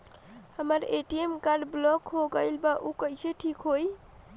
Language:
Bhojpuri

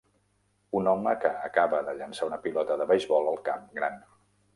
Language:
Catalan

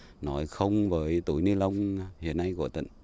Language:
Vietnamese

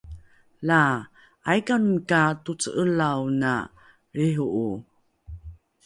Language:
Rukai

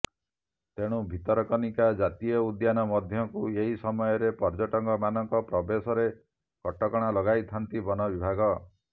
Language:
Odia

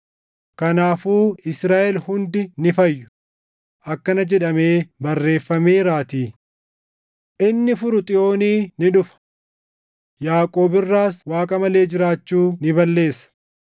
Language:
Oromo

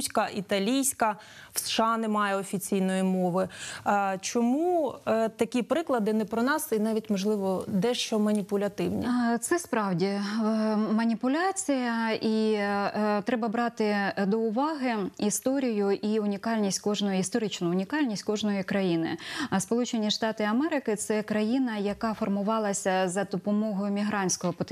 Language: Ukrainian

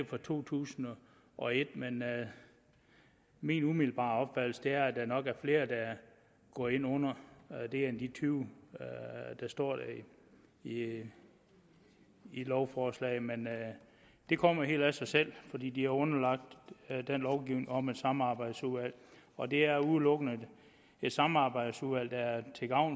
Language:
Danish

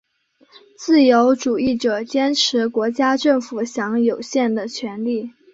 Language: Chinese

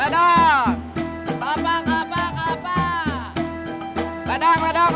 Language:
Indonesian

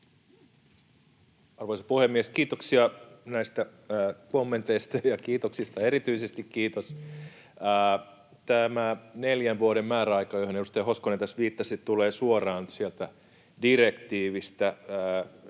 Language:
Finnish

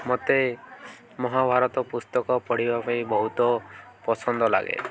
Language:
Odia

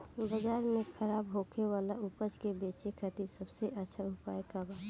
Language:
Bhojpuri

